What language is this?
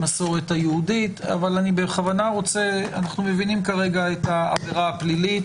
Hebrew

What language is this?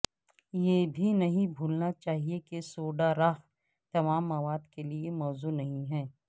Urdu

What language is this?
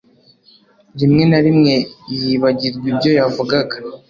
Kinyarwanda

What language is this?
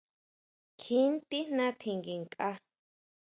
Huautla Mazatec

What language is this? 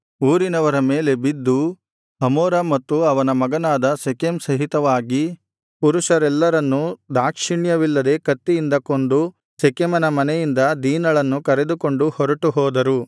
Kannada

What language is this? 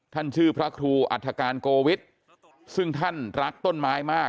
Thai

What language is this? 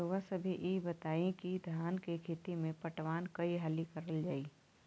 Bhojpuri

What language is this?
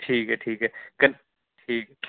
Dogri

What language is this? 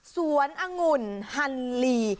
Thai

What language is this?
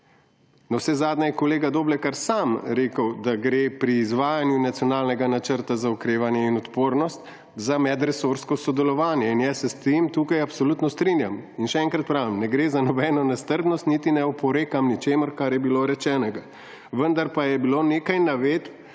Slovenian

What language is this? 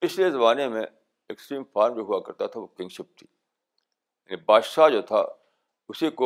Urdu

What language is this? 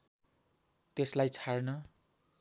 Nepali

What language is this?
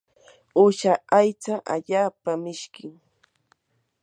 Yanahuanca Pasco Quechua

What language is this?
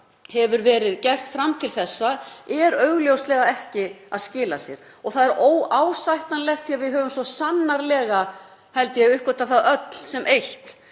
Icelandic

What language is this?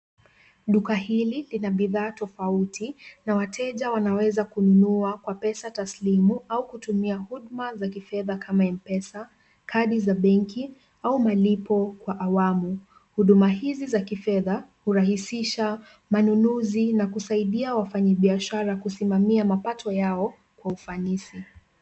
Swahili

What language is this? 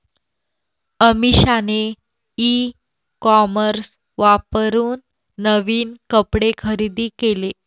Marathi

